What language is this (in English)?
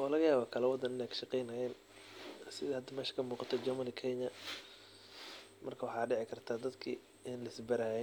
Somali